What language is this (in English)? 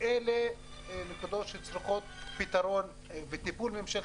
Hebrew